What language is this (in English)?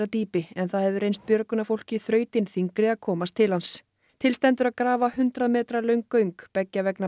Icelandic